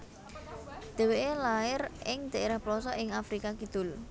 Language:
Javanese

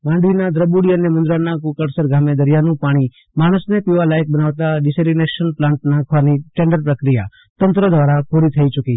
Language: Gujarati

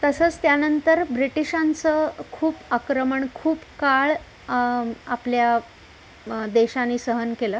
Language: Marathi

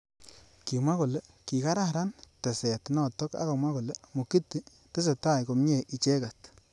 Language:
Kalenjin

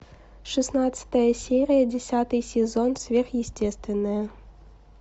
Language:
Russian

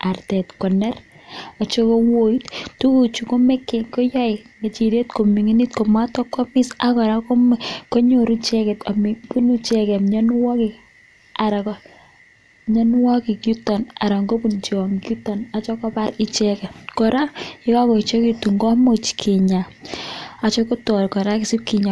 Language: Kalenjin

